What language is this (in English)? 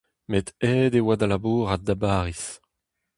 Breton